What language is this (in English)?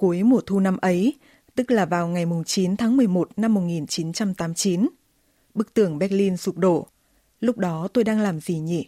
Vietnamese